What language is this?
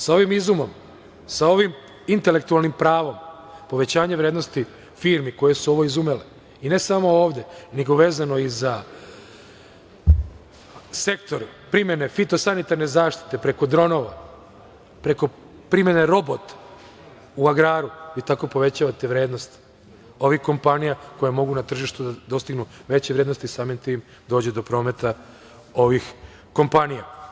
Serbian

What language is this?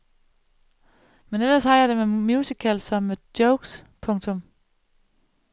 Danish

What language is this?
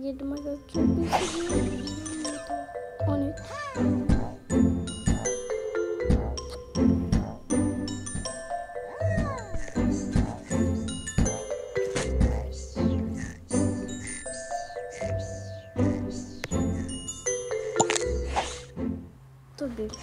Turkish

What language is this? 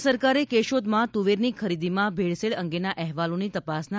Gujarati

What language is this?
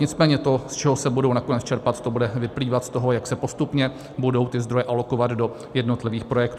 Czech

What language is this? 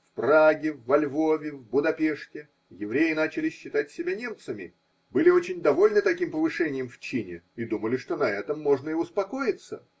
Russian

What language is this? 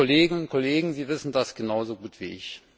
German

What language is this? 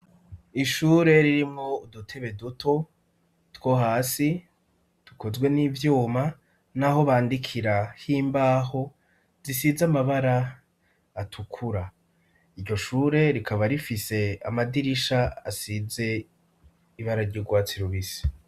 Rundi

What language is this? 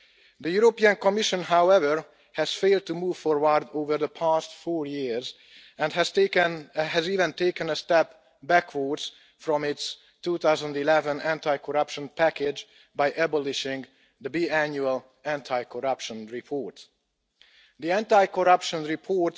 English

